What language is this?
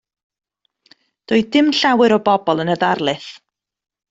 Welsh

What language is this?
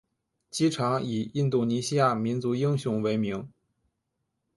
Chinese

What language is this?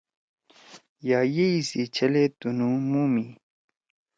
Torwali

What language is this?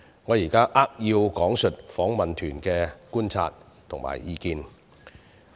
Cantonese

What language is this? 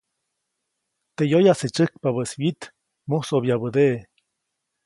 Copainalá Zoque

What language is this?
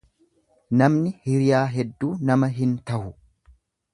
Oromo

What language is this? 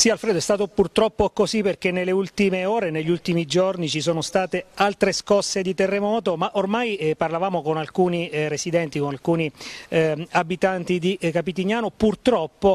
Italian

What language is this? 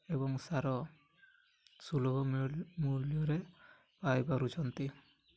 Odia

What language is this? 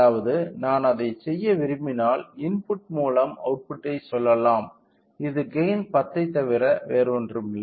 Tamil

